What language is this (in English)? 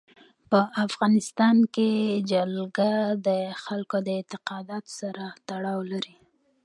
Pashto